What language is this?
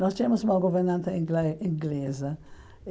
Portuguese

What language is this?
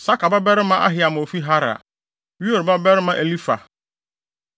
Akan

